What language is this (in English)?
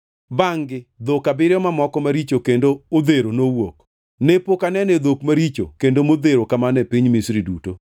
Luo (Kenya and Tanzania)